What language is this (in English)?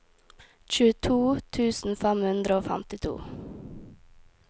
Norwegian